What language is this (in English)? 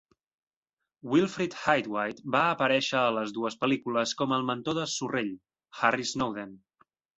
Catalan